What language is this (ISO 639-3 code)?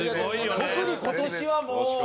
jpn